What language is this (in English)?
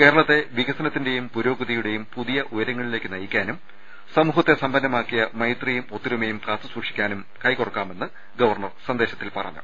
Malayalam